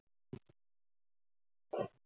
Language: Marathi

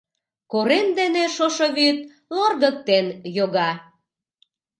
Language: Mari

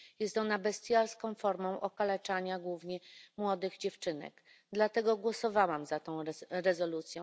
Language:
Polish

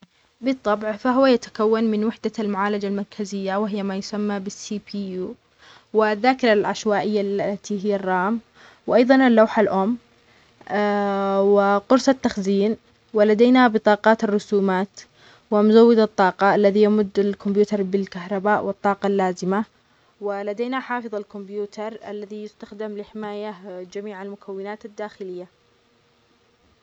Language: Omani Arabic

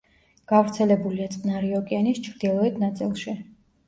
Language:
Georgian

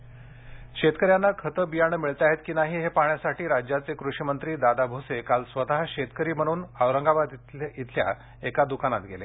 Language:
Marathi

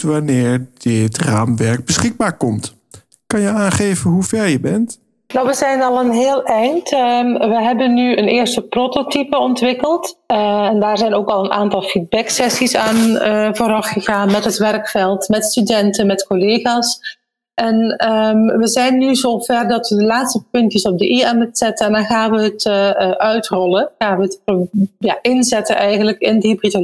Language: Dutch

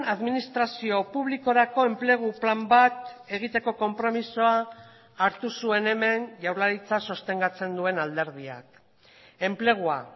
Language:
Basque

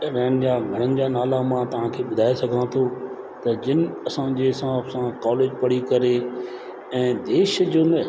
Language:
Sindhi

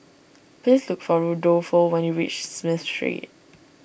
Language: English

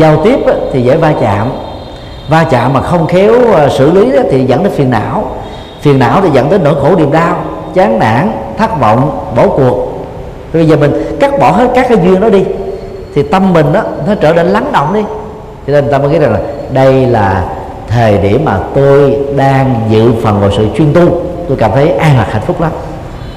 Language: Vietnamese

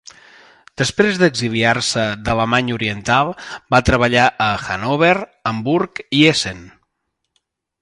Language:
Catalan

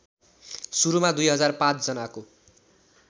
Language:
Nepali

